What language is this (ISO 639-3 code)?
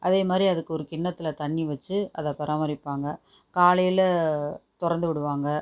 tam